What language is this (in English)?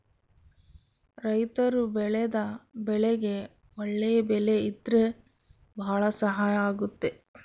Kannada